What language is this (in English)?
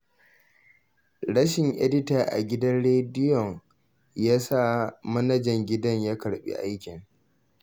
Hausa